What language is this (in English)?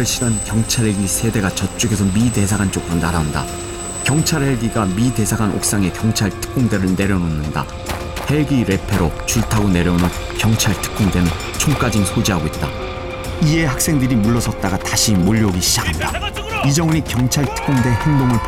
Korean